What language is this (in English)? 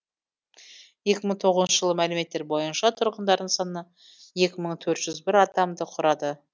Kazakh